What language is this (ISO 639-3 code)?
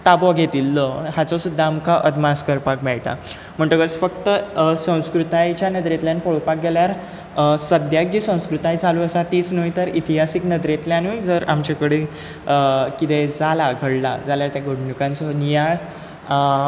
kok